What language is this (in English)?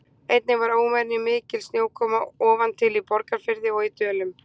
Icelandic